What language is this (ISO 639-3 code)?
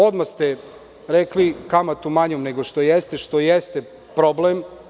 srp